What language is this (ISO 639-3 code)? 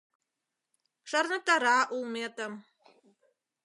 chm